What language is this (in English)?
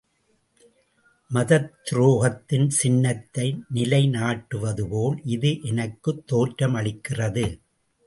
Tamil